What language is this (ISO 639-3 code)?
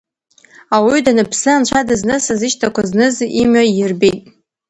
abk